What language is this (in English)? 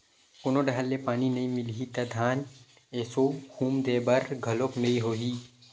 Chhattisgarhi